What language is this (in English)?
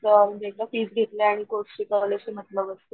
Marathi